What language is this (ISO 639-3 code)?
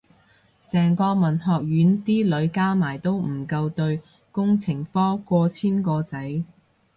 yue